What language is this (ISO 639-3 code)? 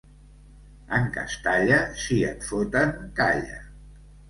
cat